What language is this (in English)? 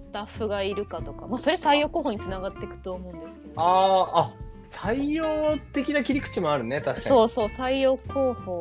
Japanese